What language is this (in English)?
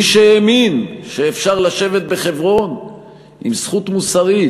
Hebrew